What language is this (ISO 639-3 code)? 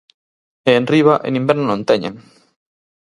glg